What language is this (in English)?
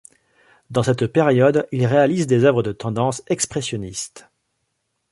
French